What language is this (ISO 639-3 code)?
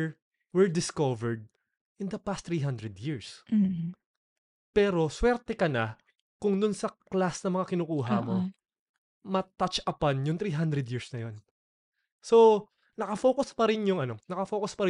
fil